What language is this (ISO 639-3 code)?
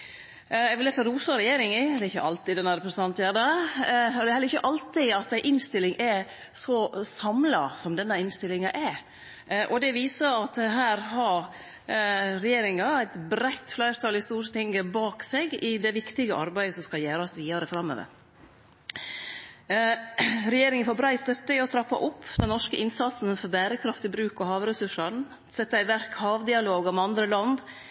nno